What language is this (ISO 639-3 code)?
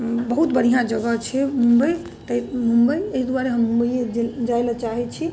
mai